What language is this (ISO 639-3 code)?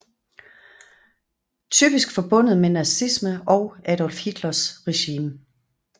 dan